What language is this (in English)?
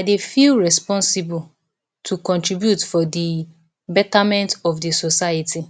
Nigerian Pidgin